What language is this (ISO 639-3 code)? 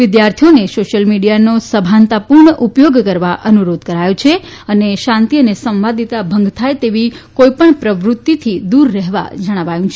guj